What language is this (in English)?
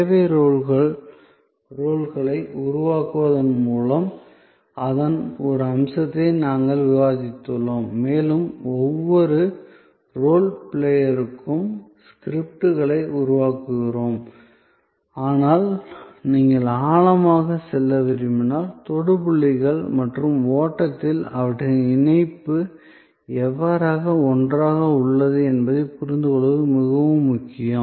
Tamil